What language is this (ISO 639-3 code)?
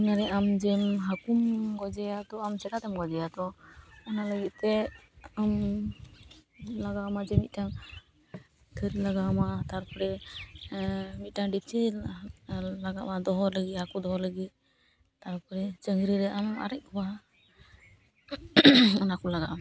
sat